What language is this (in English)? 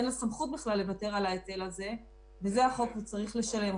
Hebrew